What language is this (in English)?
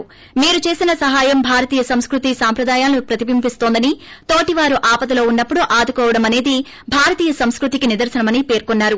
Telugu